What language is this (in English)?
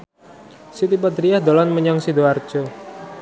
Javanese